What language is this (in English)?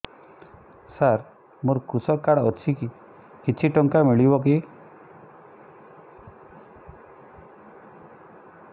Odia